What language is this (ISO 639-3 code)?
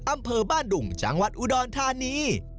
tha